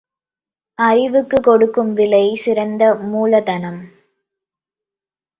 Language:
Tamil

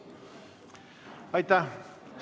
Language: Estonian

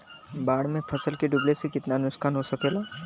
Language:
Bhojpuri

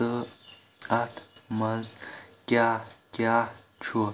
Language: Kashmiri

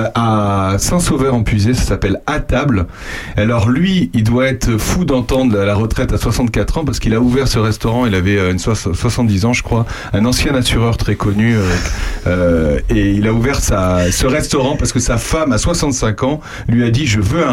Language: French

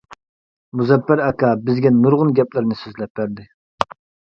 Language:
Uyghur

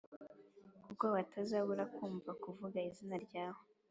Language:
Kinyarwanda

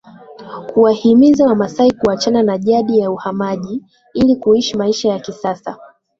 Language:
Swahili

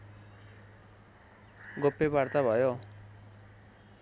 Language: Nepali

